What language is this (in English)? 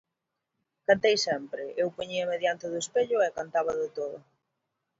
Galician